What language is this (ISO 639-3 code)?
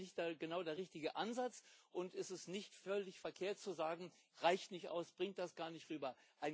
deu